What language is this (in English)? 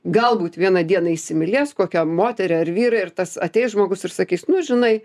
Lithuanian